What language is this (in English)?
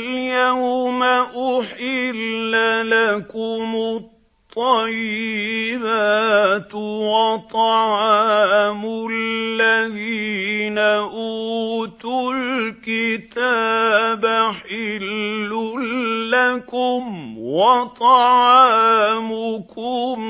Arabic